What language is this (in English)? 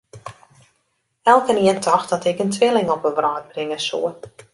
Western Frisian